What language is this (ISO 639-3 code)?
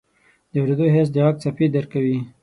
pus